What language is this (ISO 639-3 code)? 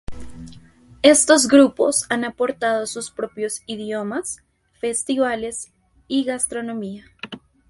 spa